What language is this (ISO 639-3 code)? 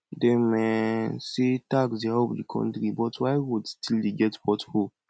pcm